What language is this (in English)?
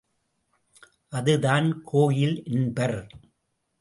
Tamil